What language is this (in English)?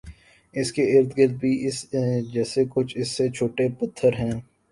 Urdu